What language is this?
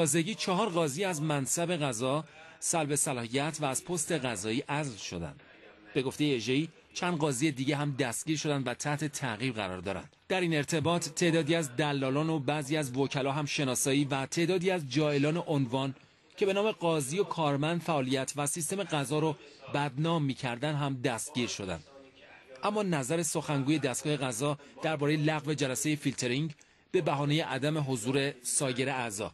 Persian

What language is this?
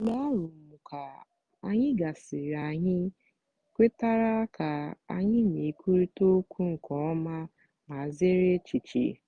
Igbo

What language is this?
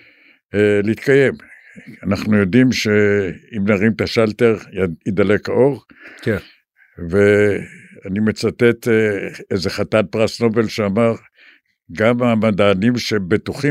Hebrew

